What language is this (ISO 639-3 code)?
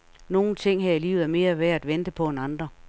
dan